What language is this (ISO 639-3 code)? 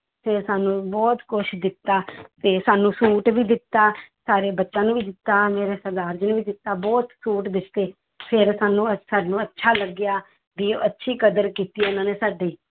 pan